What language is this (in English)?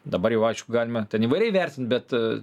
Lithuanian